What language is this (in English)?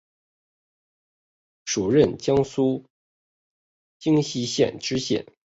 Chinese